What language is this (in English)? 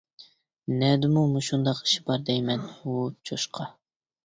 Uyghur